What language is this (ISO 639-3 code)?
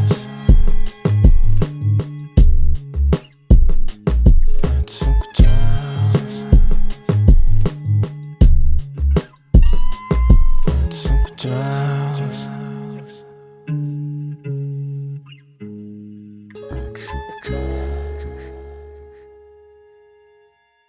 nld